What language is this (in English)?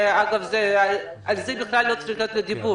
Hebrew